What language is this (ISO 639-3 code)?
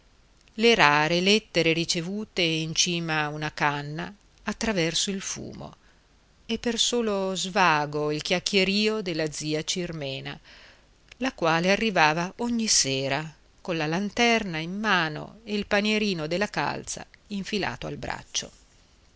ita